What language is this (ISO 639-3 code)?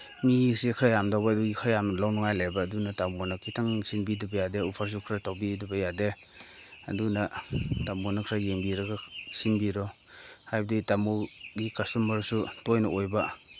mni